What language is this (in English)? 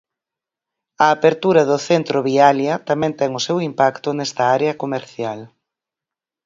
Galician